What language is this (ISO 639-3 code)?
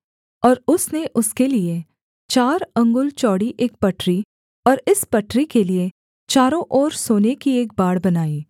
hin